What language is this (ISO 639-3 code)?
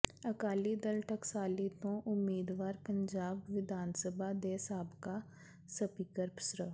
pan